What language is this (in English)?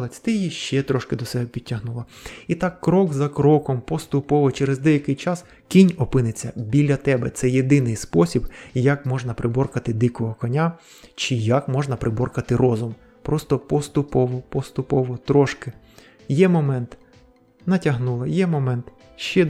Ukrainian